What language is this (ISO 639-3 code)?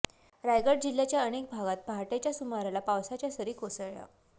mar